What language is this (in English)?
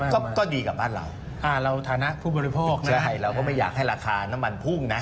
Thai